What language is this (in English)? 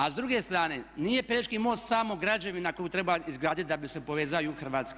Croatian